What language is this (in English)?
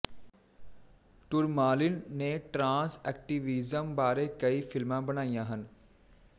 Punjabi